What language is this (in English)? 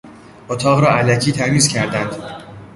Persian